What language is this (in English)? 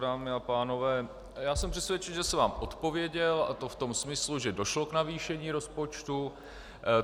Czech